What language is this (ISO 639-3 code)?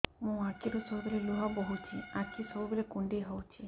ori